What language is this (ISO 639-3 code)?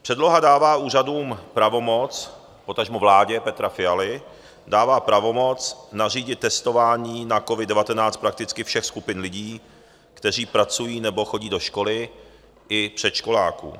ces